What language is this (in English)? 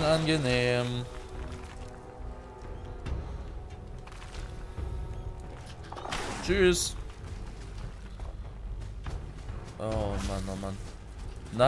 German